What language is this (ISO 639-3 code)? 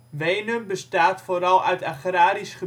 nld